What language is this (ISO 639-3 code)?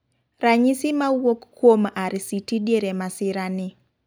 luo